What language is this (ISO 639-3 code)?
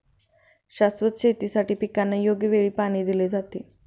mar